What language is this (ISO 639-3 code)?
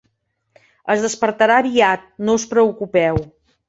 cat